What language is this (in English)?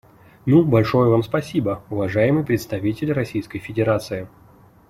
Russian